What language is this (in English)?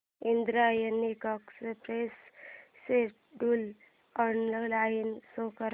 Marathi